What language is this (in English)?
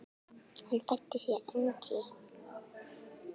Icelandic